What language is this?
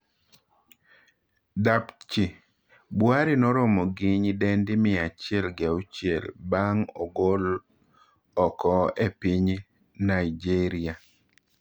Luo (Kenya and Tanzania)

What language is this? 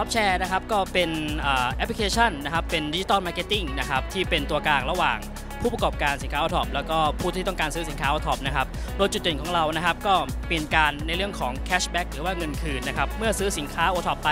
Thai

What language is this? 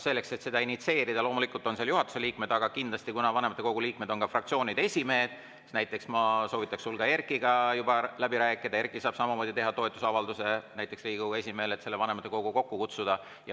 Estonian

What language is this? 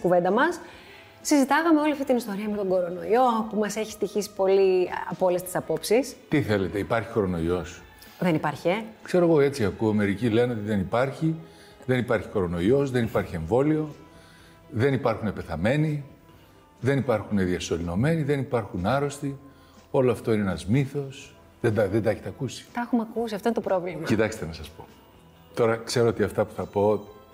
Greek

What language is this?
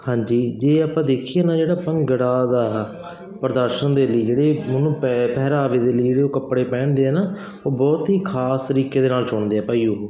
Punjabi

